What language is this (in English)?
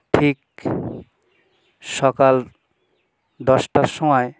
Bangla